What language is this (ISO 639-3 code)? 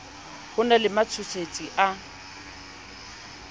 sot